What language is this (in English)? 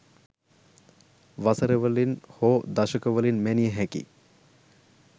Sinhala